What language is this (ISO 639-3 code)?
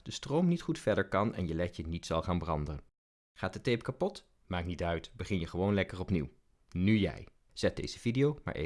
nld